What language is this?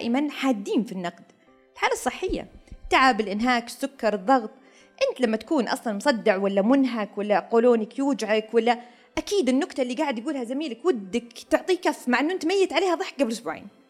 Arabic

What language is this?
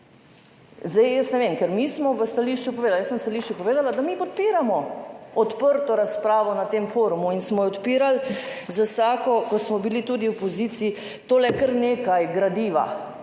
Slovenian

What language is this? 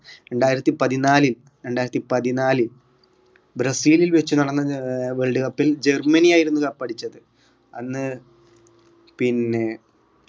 Malayalam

